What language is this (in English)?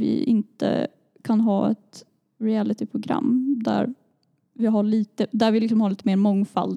Swedish